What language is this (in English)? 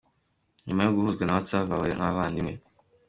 Kinyarwanda